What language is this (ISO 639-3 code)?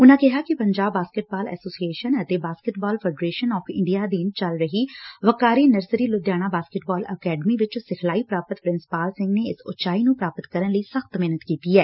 pan